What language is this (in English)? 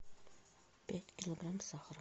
Russian